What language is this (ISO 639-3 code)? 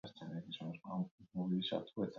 eus